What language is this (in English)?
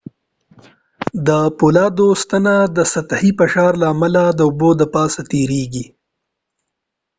Pashto